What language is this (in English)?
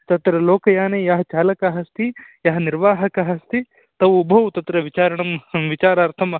Sanskrit